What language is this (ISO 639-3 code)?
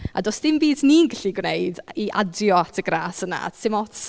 cym